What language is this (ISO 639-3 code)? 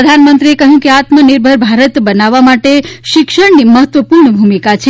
guj